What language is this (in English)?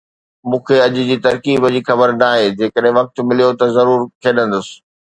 Sindhi